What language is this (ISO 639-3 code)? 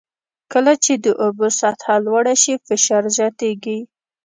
pus